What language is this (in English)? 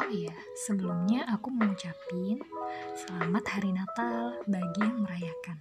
Indonesian